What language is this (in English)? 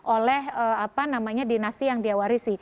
Indonesian